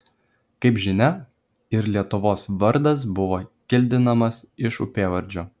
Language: Lithuanian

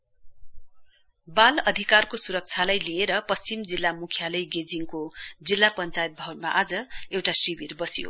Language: Nepali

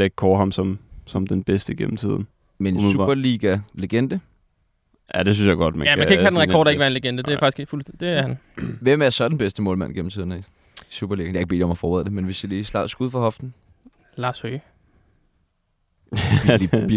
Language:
Danish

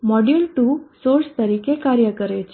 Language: Gujarati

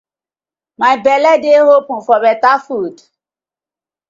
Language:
Nigerian Pidgin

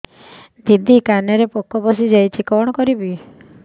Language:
Odia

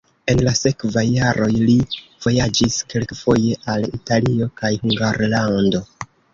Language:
Esperanto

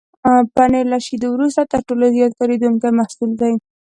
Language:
Pashto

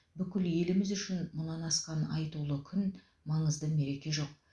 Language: Kazakh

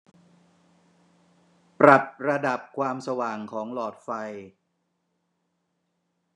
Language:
Thai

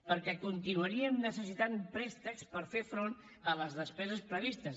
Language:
Catalan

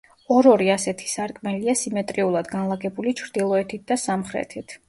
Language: Georgian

